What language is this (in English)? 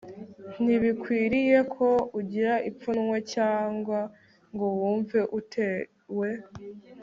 Kinyarwanda